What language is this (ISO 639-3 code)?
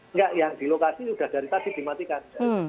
ind